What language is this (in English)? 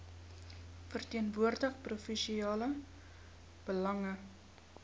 Afrikaans